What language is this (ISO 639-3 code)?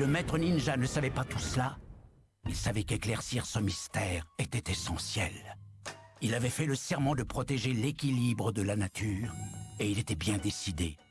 fra